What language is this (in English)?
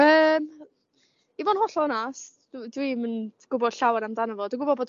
Welsh